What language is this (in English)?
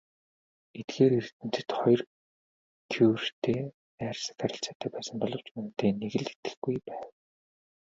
Mongolian